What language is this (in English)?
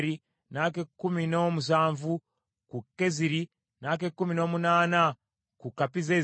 Ganda